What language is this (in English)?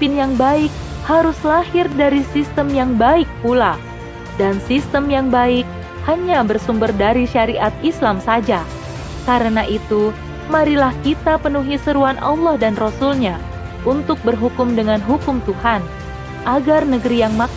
Indonesian